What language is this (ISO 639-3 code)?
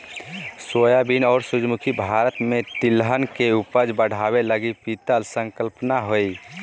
mag